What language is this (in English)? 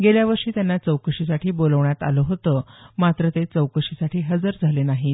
Marathi